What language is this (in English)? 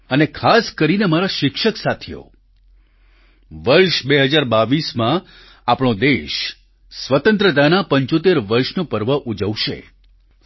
Gujarati